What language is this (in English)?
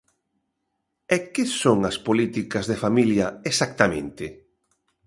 Galician